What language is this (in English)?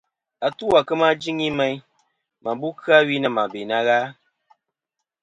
Kom